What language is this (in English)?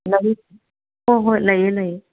Manipuri